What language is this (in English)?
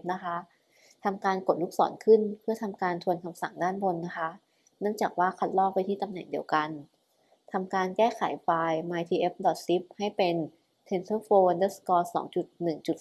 Thai